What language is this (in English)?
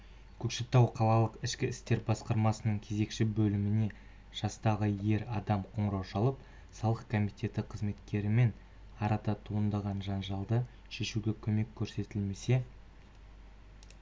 Kazakh